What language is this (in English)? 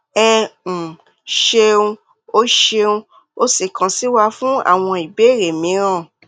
Yoruba